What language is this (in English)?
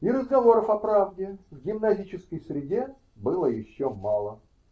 Russian